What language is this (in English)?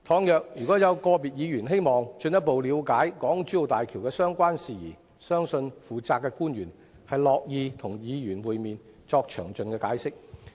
Cantonese